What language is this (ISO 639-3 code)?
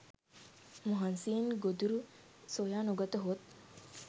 sin